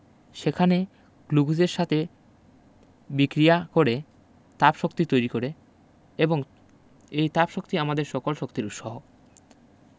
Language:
Bangla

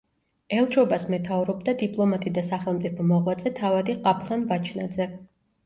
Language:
Georgian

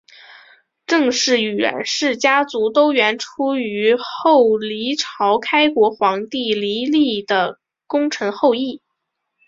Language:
Chinese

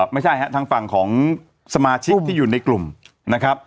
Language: Thai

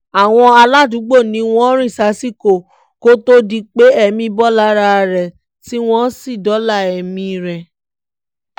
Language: Yoruba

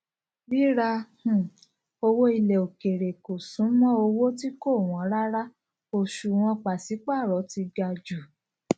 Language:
Yoruba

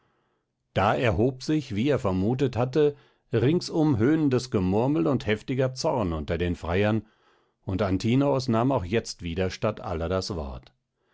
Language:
German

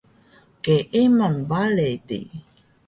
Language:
Taroko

